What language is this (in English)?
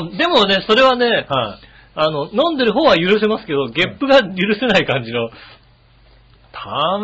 Japanese